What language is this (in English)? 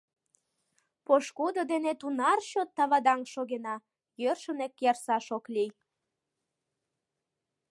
Mari